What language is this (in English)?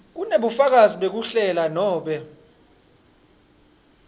Swati